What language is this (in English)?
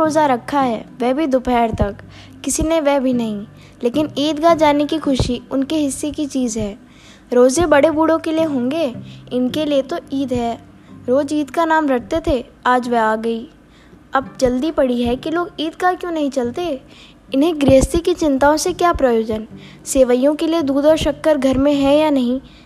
Hindi